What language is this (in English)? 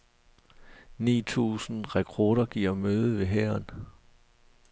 Danish